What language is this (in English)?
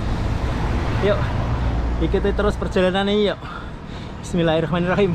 Indonesian